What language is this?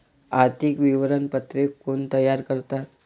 Marathi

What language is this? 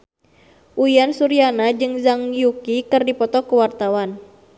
Sundanese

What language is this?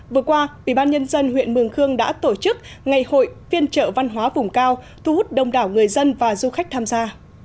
Vietnamese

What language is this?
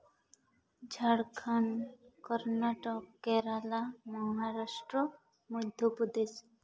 Santali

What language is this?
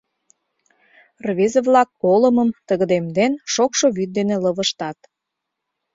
Mari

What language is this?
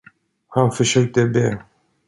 Swedish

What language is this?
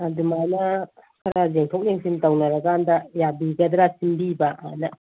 Manipuri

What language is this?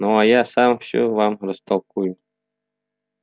Russian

